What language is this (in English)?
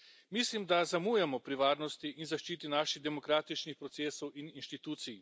Slovenian